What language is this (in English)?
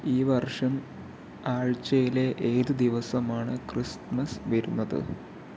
Malayalam